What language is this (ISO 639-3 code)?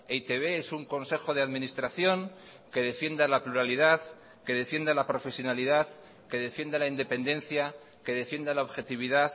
spa